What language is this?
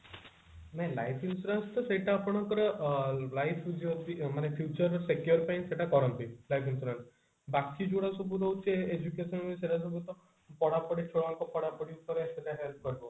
Odia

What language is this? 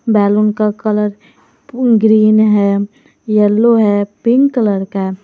Hindi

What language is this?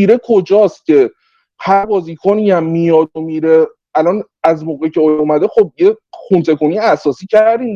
Persian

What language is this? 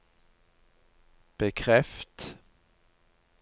Norwegian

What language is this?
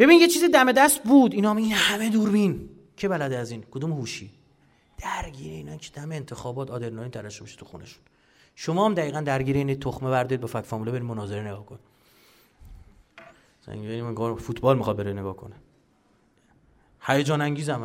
Persian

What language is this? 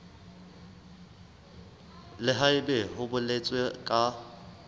Southern Sotho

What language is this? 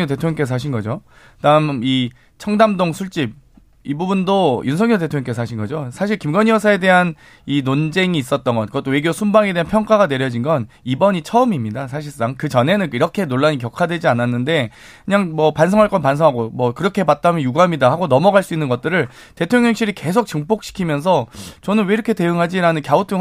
Korean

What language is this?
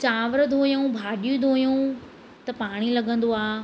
Sindhi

